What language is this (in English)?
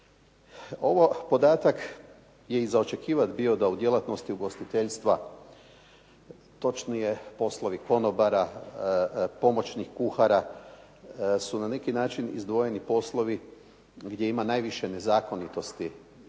Croatian